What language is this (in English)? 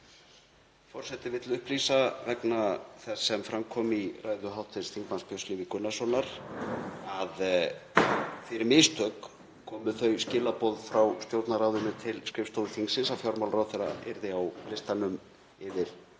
Icelandic